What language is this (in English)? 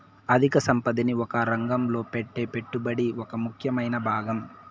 Telugu